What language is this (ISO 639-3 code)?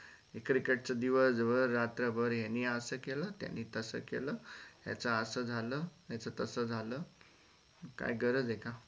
mar